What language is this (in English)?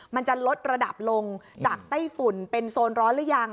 Thai